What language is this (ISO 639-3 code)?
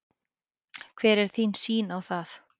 isl